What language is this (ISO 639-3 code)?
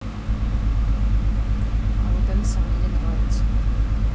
rus